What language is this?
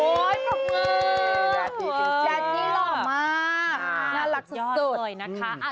Thai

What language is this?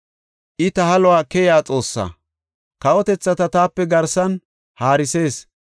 Gofa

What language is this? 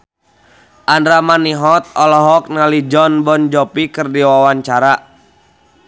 Sundanese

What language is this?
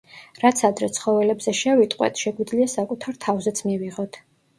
Georgian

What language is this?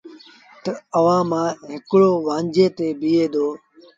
Sindhi Bhil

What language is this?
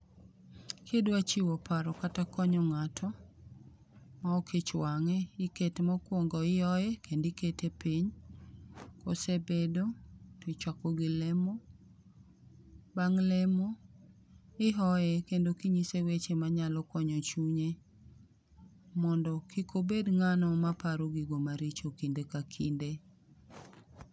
Luo (Kenya and Tanzania)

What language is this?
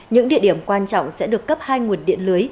Vietnamese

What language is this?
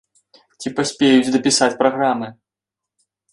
Belarusian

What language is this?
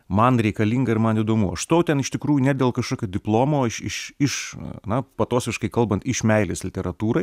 Lithuanian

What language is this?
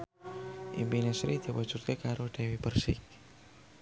Javanese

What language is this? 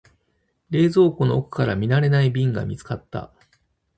Japanese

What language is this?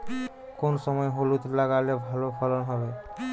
Bangla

